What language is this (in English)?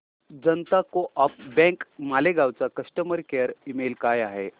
Marathi